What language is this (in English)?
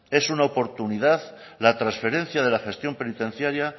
Spanish